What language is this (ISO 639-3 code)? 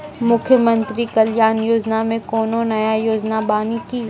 mai